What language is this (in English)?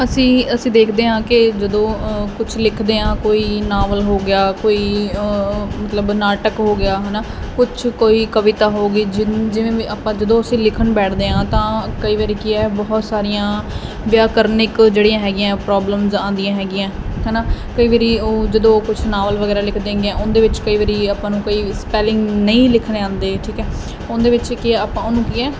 Punjabi